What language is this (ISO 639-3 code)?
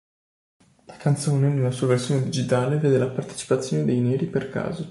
ita